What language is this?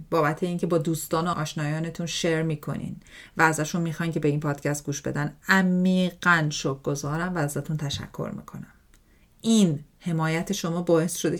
Persian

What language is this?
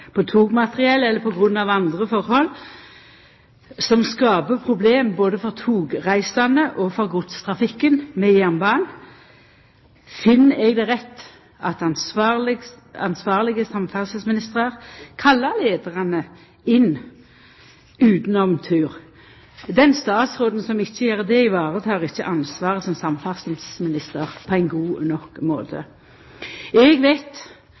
Norwegian Nynorsk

